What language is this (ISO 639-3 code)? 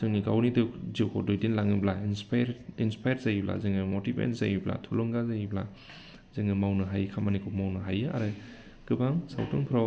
brx